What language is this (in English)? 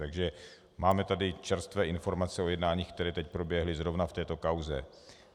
Czech